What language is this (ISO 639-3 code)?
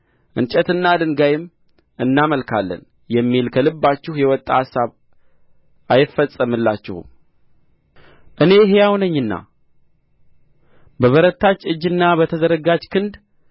amh